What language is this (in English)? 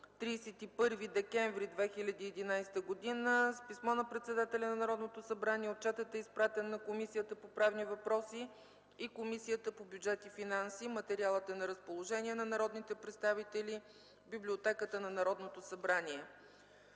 Bulgarian